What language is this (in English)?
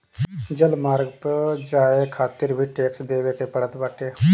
Bhojpuri